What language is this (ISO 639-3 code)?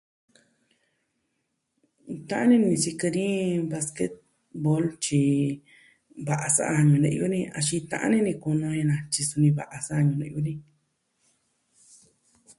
meh